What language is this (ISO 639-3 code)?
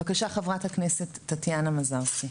heb